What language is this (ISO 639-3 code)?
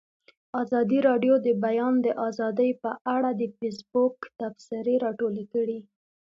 pus